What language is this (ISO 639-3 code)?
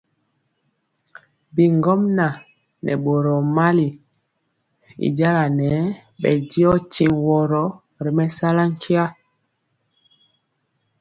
mcx